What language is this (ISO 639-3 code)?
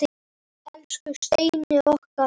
isl